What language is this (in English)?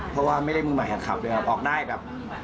Thai